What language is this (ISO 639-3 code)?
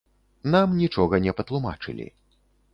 bel